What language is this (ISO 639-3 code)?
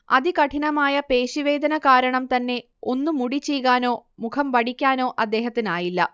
mal